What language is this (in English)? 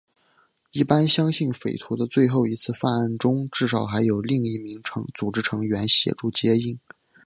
Chinese